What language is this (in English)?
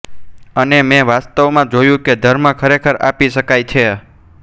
Gujarati